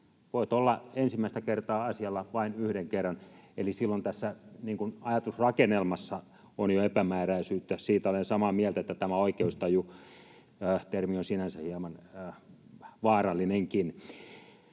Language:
Finnish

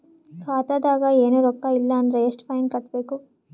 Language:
Kannada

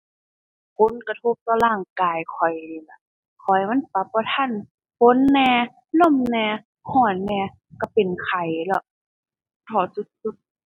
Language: Thai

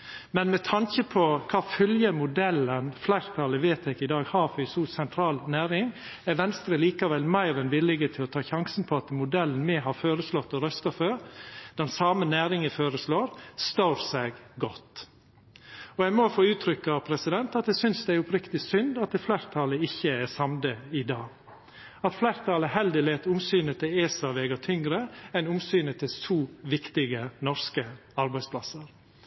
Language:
Norwegian Nynorsk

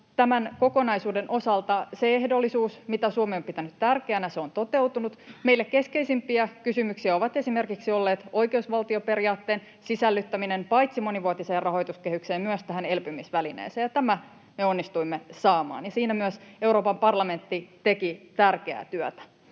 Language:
Finnish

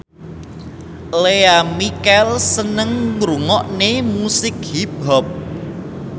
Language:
Javanese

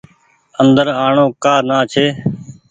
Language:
Goaria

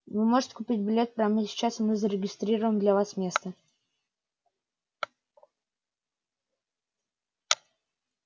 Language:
Russian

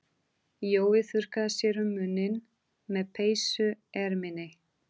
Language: Icelandic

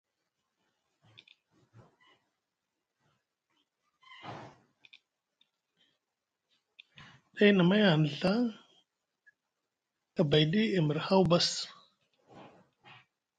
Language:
Musgu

